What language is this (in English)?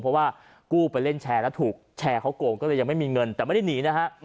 Thai